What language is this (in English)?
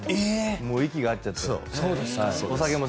Japanese